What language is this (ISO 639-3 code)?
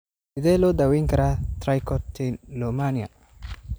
som